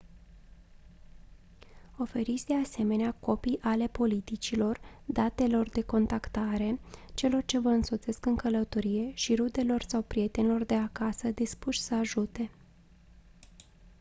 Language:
Romanian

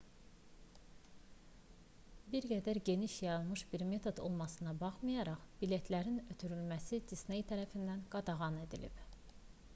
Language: Azerbaijani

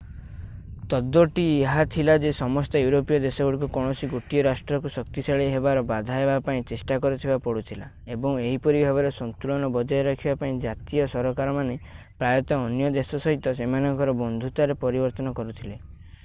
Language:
Odia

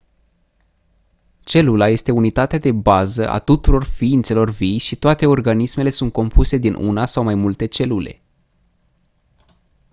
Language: Romanian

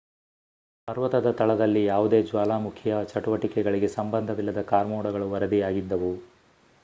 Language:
Kannada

